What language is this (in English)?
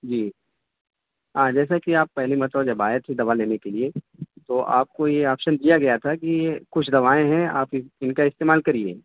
Urdu